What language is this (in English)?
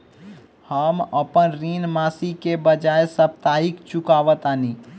Bhojpuri